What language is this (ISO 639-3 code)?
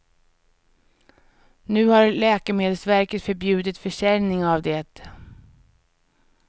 swe